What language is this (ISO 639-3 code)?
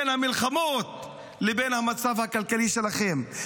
heb